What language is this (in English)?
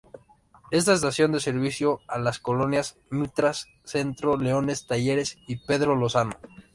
Spanish